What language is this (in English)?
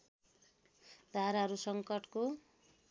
Nepali